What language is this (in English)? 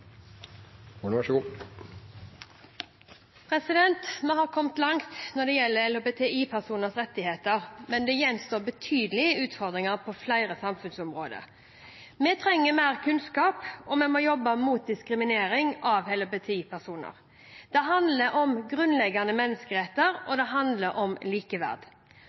Norwegian Bokmål